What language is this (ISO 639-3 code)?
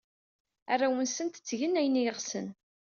kab